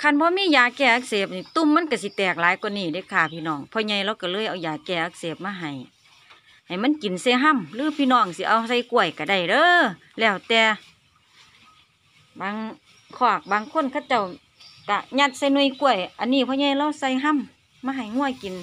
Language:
Thai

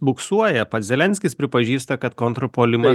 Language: Lithuanian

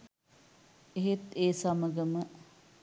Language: Sinhala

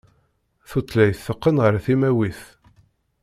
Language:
Kabyle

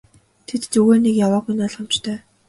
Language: Mongolian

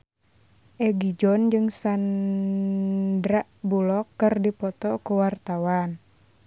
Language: Sundanese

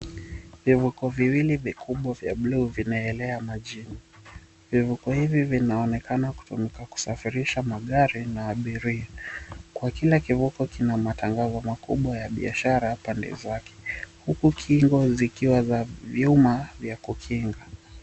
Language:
Swahili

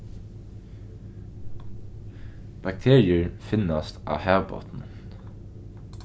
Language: Faroese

